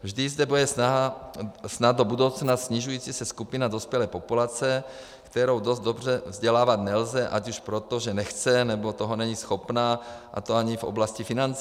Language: Czech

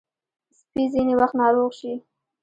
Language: Pashto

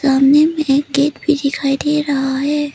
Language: Hindi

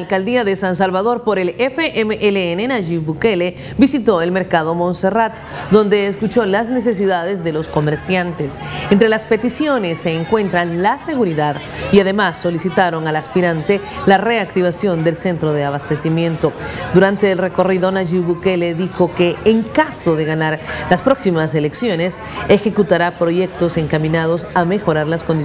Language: Spanish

